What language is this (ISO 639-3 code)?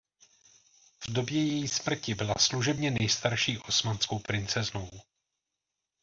ces